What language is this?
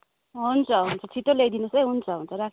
Nepali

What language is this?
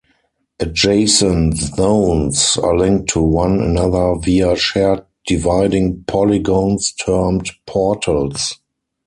English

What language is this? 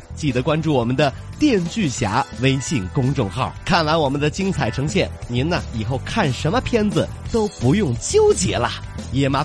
Chinese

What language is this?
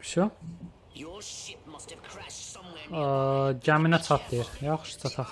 Turkish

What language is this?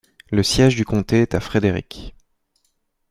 French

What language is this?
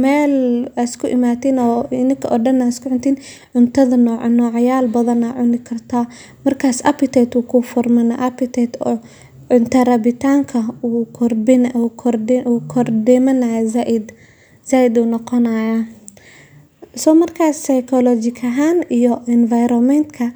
Somali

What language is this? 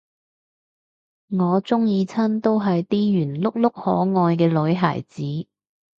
Cantonese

